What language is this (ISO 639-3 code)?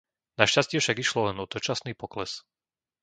slk